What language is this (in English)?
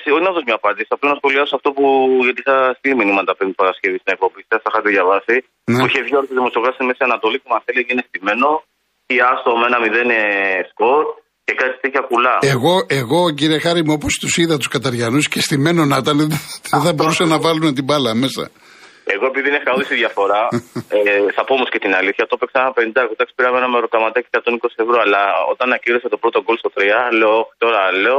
Greek